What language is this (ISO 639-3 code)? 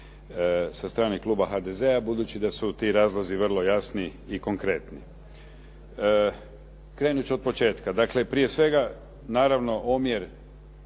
hrv